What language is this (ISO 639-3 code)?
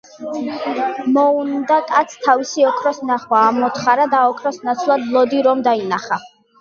kat